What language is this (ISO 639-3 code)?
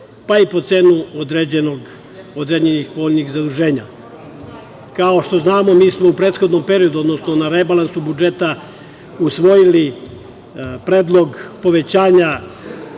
srp